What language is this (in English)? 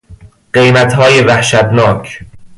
Persian